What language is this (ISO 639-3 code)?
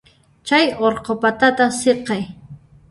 qxp